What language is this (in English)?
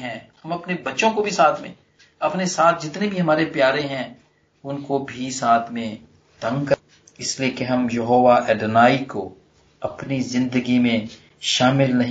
Hindi